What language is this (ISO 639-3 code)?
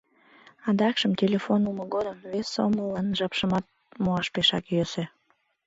chm